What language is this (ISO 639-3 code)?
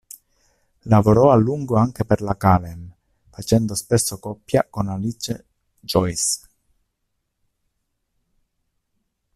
ita